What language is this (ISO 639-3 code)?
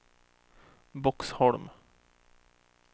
swe